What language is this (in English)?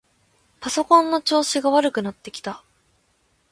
Japanese